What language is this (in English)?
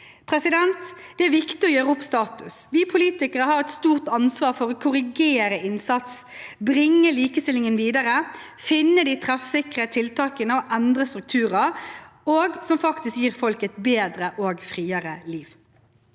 Norwegian